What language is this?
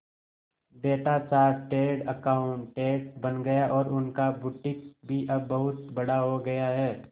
Hindi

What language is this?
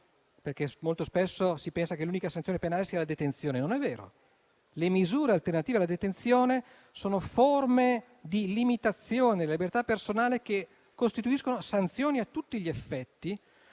Italian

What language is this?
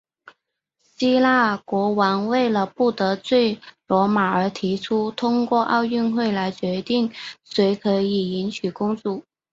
Chinese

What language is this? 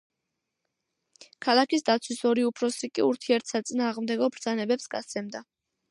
Georgian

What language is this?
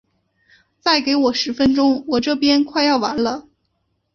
Chinese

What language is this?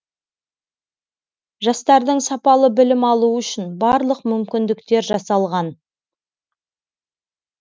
Kazakh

